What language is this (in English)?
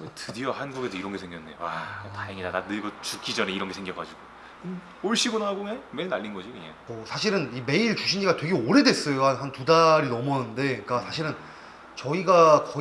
Korean